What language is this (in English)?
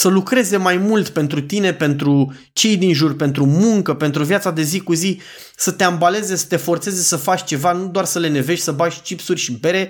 Romanian